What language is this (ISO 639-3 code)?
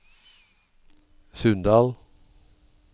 nor